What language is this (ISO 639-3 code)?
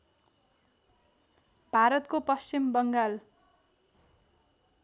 nep